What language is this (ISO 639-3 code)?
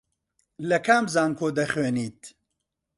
ckb